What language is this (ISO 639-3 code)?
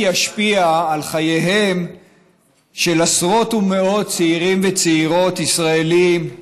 heb